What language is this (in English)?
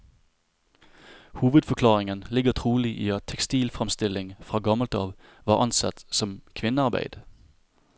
Norwegian